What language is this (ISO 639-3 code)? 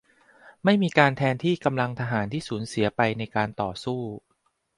tha